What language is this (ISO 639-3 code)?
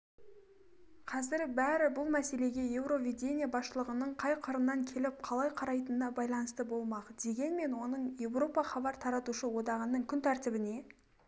kaz